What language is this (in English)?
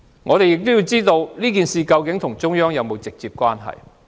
Cantonese